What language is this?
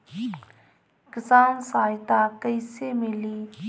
Bhojpuri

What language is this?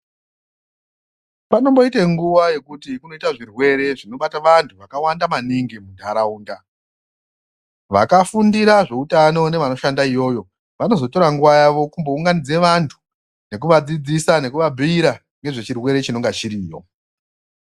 Ndau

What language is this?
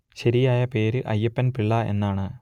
Malayalam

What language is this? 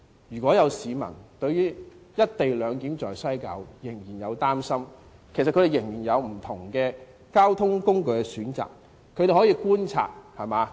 Cantonese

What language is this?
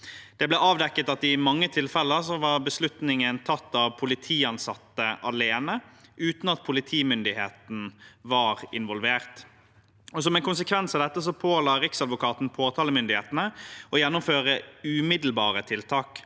Norwegian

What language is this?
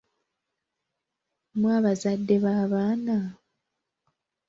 Ganda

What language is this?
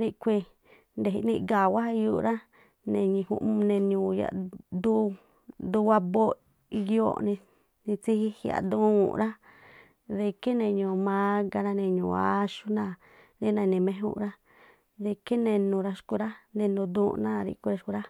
Tlacoapa Me'phaa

